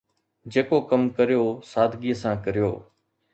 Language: Sindhi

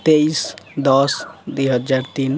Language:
Odia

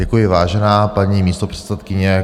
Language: Czech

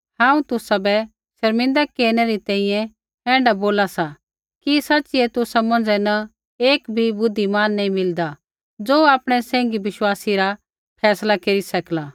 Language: Kullu Pahari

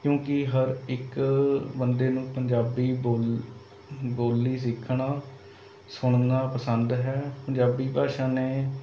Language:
Punjabi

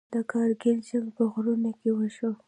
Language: Pashto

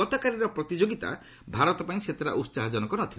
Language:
Odia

